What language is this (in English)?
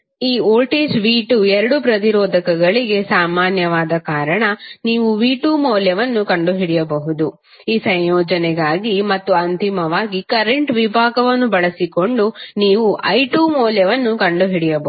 Kannada